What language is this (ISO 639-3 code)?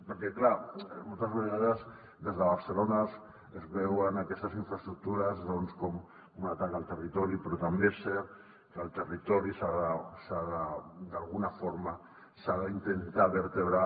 cat